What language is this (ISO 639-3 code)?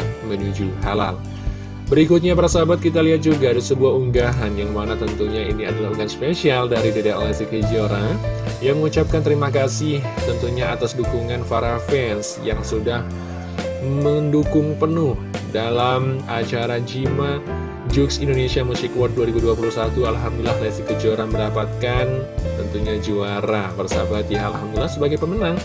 ind